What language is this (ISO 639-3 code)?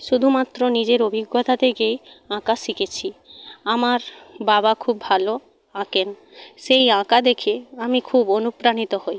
ben